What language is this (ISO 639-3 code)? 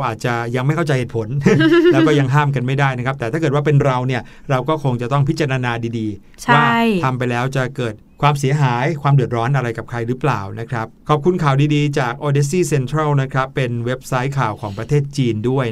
tha